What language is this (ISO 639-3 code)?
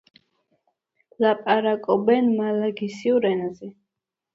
kat